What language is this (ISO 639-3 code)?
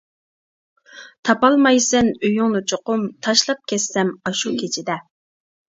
uig